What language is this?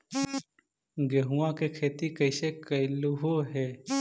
Magahi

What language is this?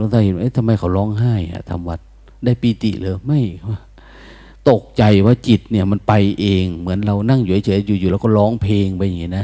Thai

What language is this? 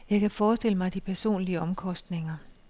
Danish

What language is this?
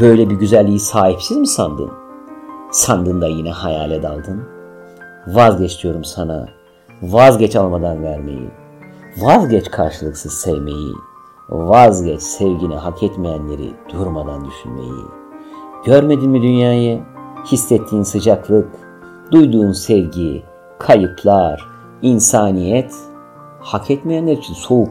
Turkish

